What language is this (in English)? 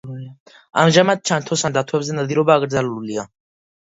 Georgian